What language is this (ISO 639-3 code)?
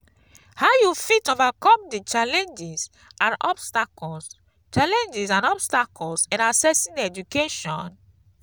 pcm